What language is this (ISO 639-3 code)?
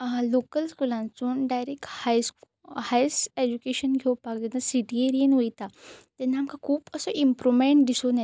kok